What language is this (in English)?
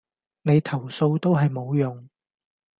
Cantonese